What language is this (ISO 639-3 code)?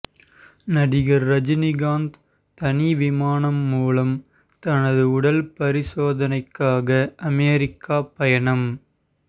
tam